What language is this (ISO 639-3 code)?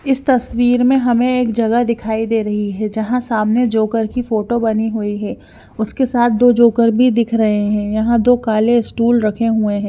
hin